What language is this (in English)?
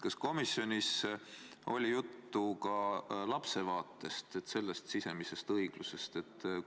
Estonian